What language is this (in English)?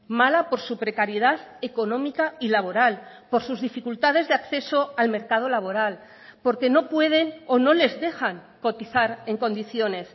Spanish